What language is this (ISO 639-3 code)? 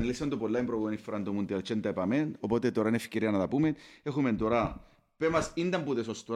ell